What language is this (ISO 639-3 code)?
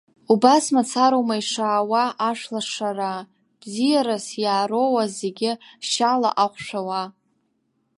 abk